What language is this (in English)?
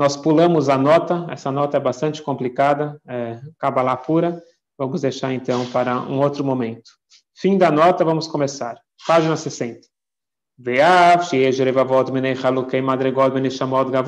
Portuguese